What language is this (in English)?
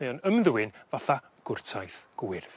Welsh